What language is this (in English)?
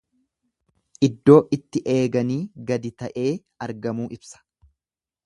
Oromo